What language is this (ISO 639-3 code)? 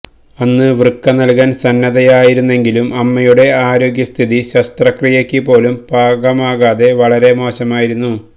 mal